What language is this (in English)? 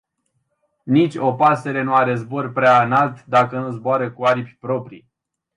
Romanian